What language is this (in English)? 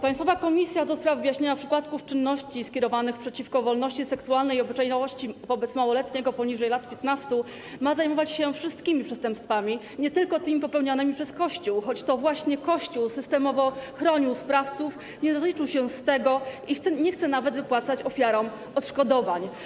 Polish